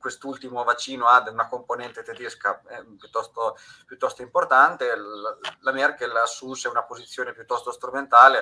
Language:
Italian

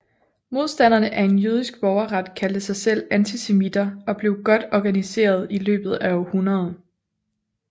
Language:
Danish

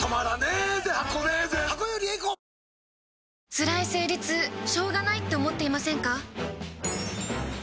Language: Japanese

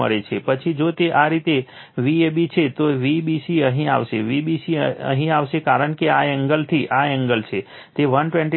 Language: Gujarati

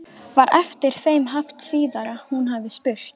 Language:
Icelandic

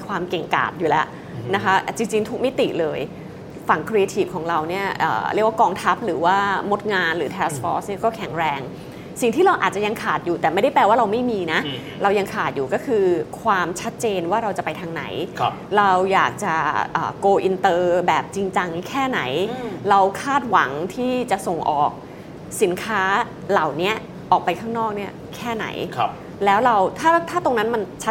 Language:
Thai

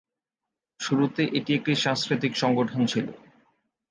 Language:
Bangla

